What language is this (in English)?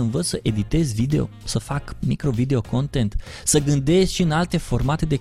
Romanian